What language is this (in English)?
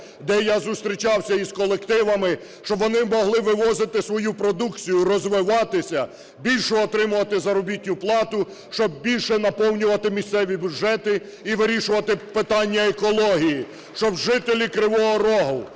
Ukrainian